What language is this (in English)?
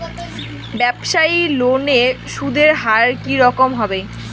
Bangla